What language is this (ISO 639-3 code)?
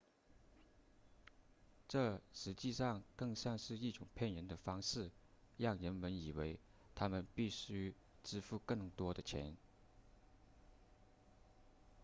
zho